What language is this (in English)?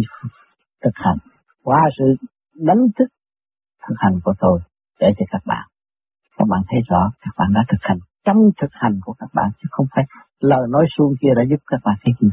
Vietnamese